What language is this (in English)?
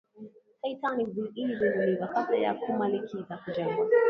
Swahili